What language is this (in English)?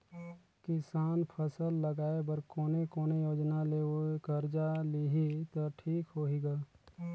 Chhattisgarhi